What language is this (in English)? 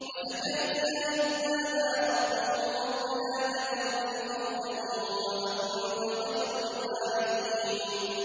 Arabic